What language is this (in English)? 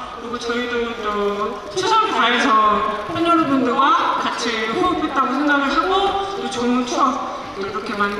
Korean